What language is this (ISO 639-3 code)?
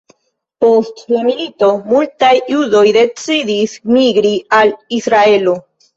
epo